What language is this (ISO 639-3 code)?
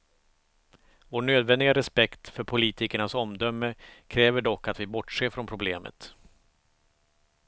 swe